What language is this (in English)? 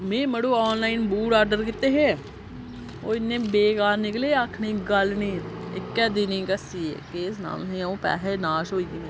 Dogri